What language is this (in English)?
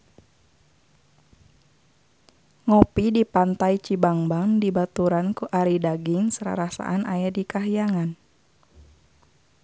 Sundanese